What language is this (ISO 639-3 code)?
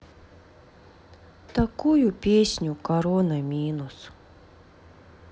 rus